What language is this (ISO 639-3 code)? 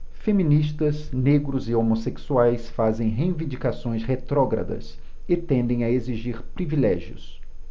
por